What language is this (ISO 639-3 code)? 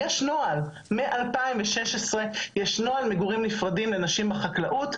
heb